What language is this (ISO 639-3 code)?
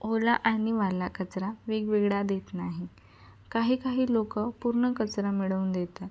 mar